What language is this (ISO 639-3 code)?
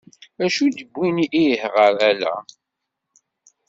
kab